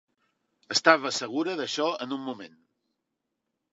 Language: Catalan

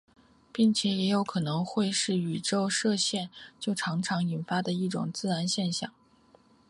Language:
Chinese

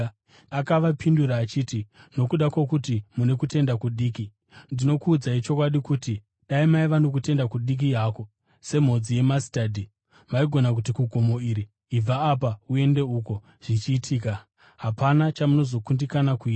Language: Shona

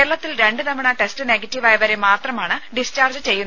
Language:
Malayalam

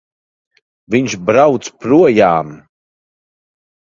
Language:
Latvian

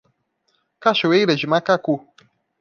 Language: Portuguese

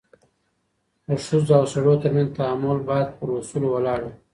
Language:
Pashto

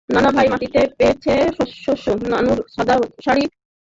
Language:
Bangla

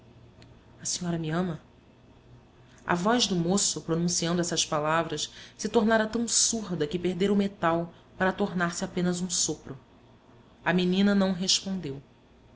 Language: Portuguese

